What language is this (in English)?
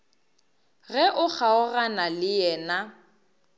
Northern Sotho